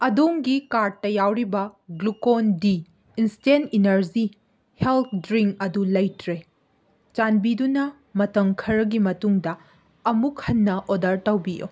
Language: Manipuri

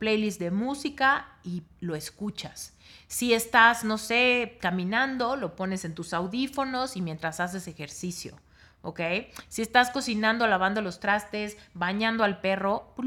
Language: Spanish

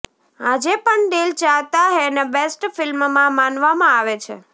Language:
Gujarati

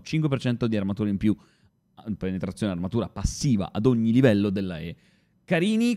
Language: Italian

